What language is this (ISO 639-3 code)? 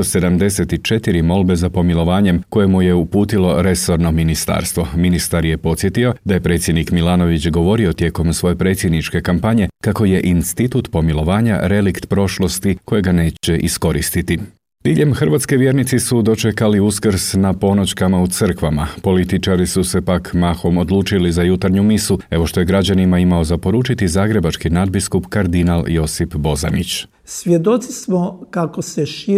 hrv